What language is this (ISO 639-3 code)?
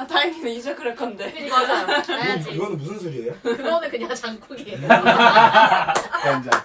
kor